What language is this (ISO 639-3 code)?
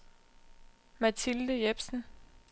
dan